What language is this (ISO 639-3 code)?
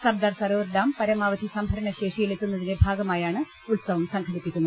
mal